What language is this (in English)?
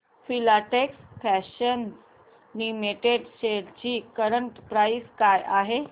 Marathi